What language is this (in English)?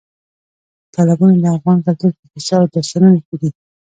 Pashto